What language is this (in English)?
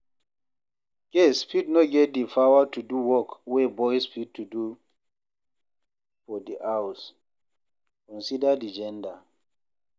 Nigerian Pidgin